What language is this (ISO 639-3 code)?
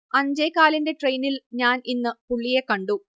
mal